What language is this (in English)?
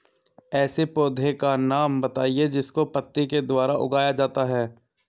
Hindi